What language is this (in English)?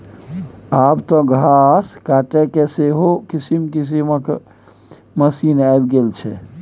Maithili